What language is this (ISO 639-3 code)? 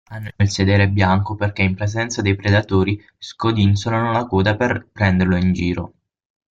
ita